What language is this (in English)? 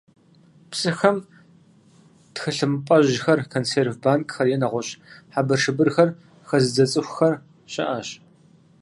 Kabardian